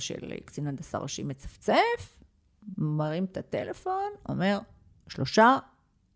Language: Hebrew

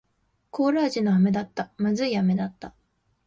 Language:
Japanese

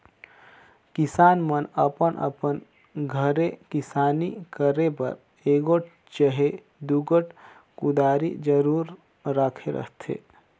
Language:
Chhattisgarhi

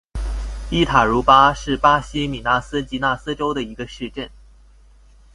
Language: Chinese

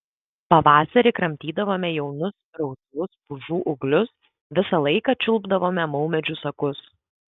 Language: Lithuanian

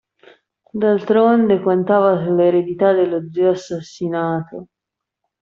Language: Italian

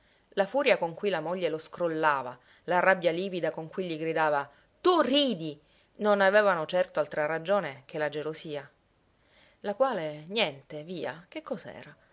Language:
Italian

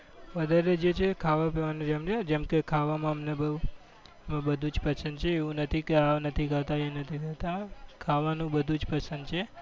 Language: Gujarati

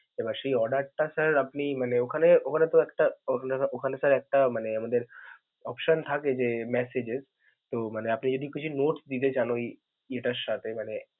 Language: Bangla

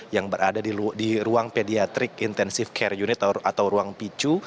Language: Indonesian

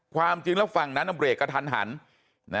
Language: Thai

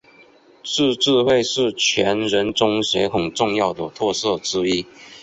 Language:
Chinese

